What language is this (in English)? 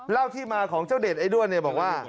Thai